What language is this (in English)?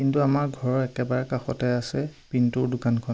Assamese